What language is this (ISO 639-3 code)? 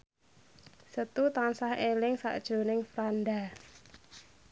jav